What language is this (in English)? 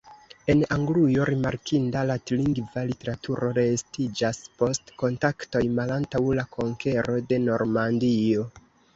Esperanto